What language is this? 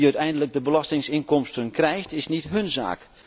Dutch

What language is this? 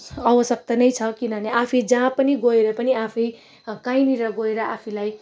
Nepali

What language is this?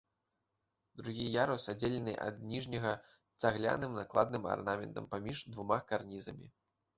Belarusian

